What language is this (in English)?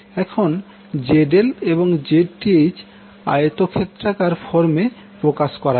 Bangla